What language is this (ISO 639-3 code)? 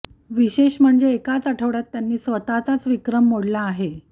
mar